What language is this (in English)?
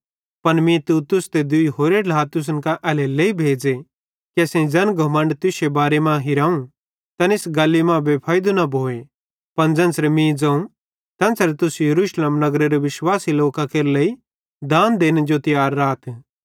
Bhadrawahi